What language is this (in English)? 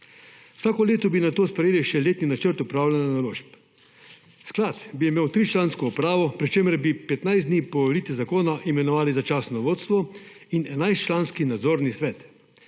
Slovenian